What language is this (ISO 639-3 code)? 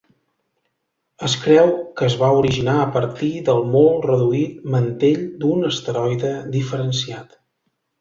cat